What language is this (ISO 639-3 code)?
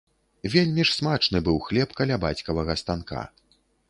bel